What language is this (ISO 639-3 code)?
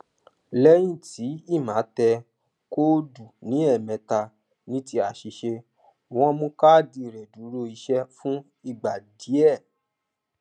yor